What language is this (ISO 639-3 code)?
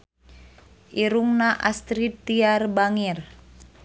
sun